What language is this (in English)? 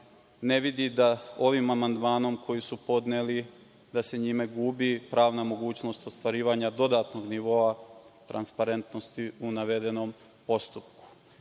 Serbian